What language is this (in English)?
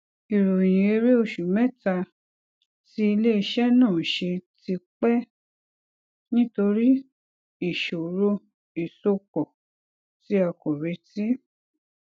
Yoruba